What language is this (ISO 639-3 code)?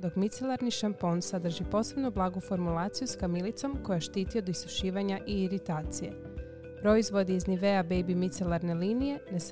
hrv